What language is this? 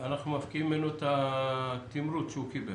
Hebrew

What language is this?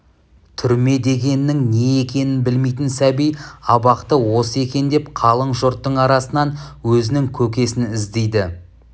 Kazakh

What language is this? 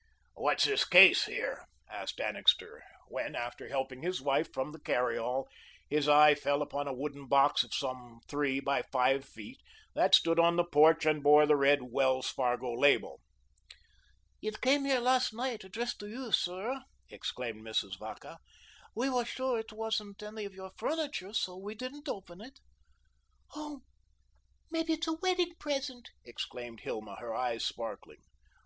English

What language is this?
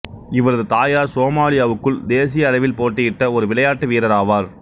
Tamil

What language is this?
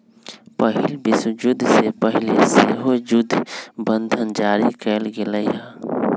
Magahi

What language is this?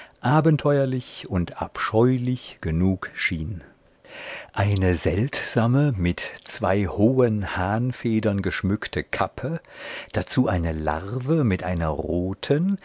German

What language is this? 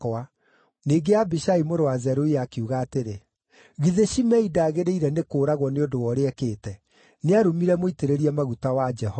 Kikuyu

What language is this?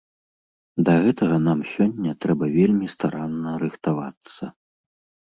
Belarusian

